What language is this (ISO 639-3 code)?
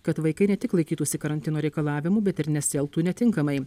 lit